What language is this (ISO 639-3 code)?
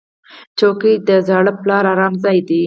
pus